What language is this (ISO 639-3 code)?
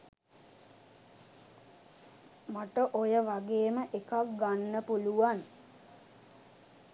sin